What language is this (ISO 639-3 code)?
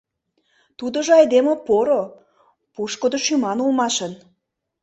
chm